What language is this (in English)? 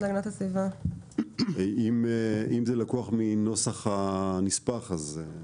Hebrew